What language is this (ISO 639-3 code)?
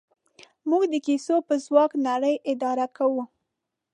pus